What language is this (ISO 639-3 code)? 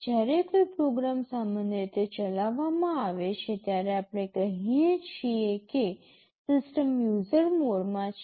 guj